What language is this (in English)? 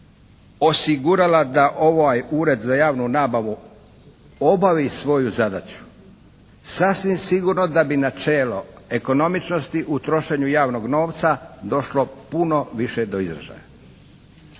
Croatian